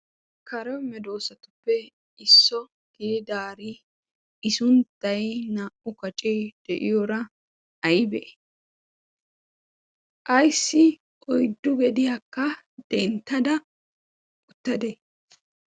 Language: Wolaytta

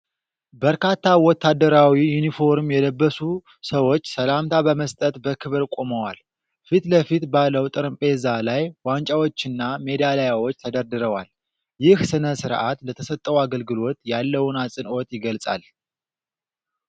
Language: Amharic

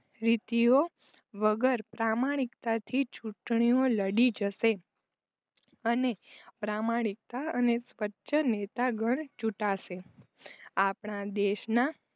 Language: Gujarati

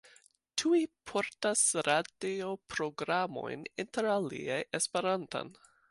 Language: Esperanto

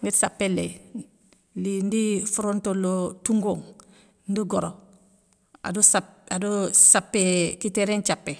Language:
Soninke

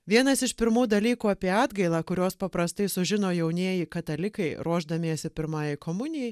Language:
Lithuanian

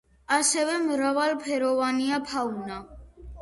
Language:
Georgian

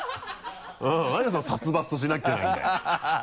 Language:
Japanese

